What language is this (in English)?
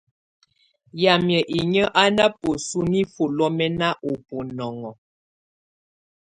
Tunen